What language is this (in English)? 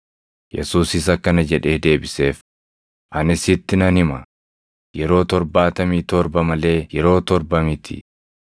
Oromo